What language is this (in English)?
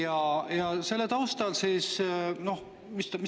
Estonian